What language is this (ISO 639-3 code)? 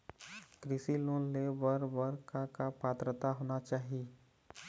hne